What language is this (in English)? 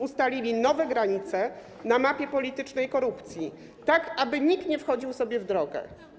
Polish